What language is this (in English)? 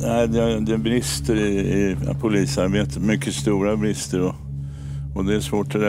Swedish